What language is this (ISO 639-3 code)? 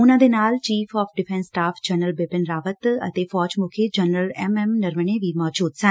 pan